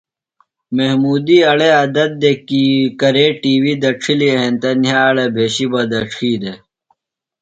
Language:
Phalura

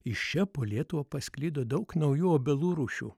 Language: Lithuanian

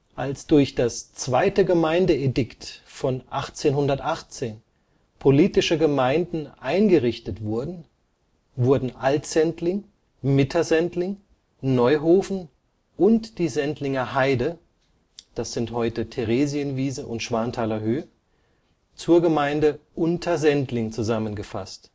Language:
German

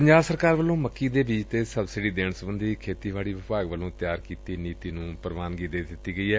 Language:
Punjabi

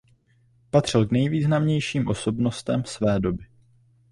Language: Czech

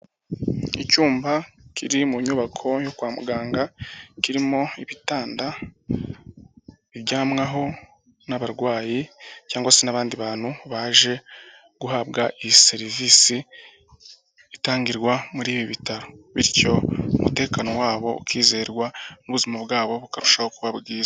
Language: Kinyarwanda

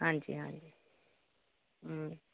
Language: Punjabi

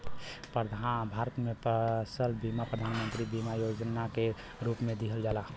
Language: Bhojpuri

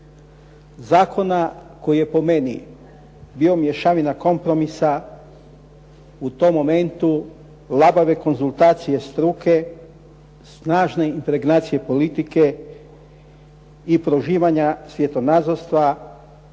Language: Croatian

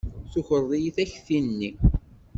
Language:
Kabyle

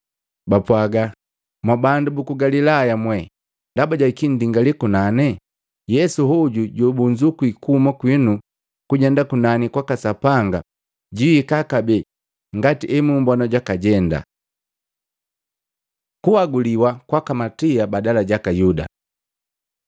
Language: Matengo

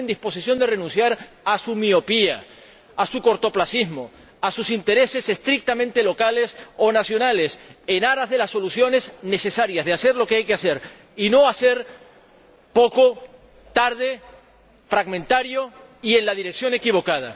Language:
Spanish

